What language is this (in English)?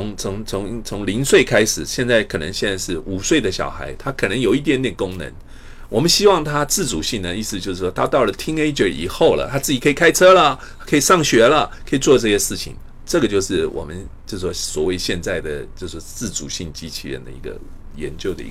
Chinese